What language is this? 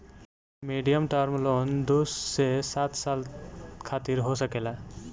Bhojpuri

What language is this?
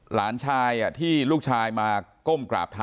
Thai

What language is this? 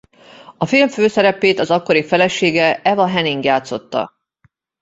Hungarian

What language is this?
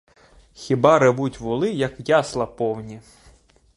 Ukrainian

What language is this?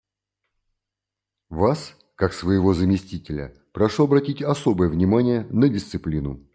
Russian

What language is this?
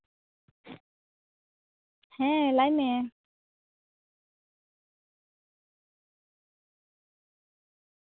Santali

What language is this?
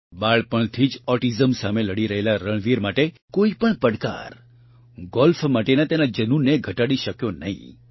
Gujarati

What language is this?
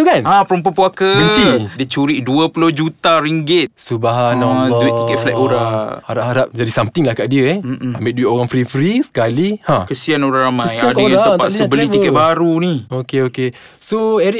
Malay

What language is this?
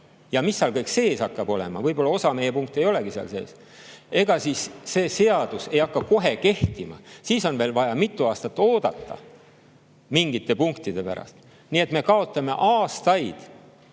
Estonian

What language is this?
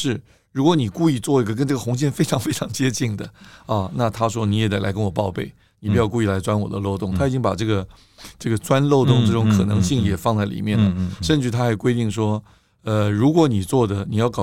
Chinese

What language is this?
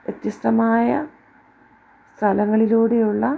Malayalam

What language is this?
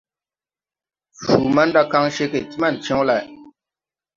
Tupuri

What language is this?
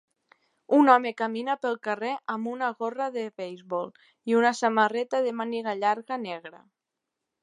Catalan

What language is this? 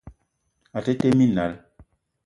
Eton (Cameroon)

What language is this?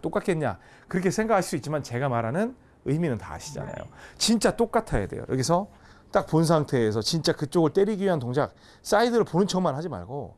Korean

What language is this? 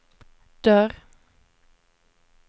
Swedish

